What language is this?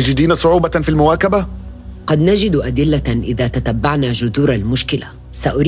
Arabic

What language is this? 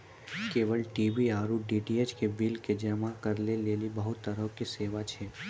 Maithili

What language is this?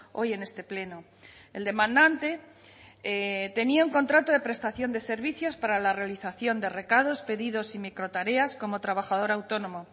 Spanish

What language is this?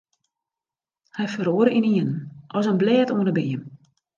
Western Frisian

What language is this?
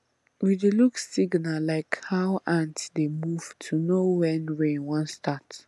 Nigerian Pidgin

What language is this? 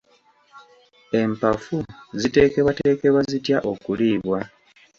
Ganda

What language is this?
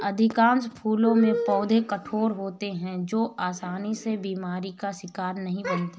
Hindi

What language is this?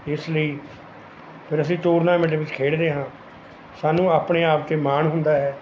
Punjabi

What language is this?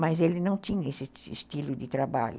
Portuguese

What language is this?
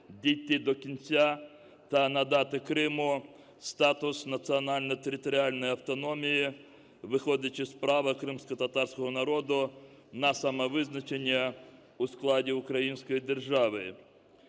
Ukrainian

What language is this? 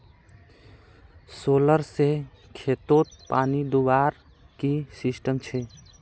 Magahi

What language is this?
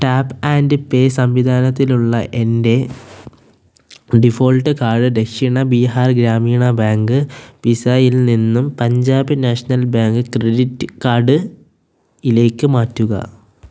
Malayalam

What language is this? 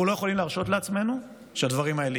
Hebrew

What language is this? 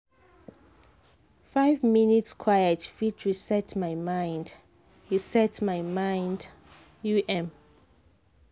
Nigerian Pidgin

